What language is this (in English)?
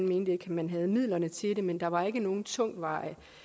Danish